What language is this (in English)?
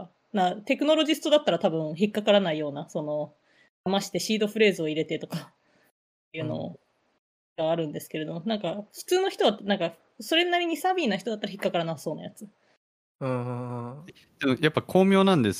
Japanese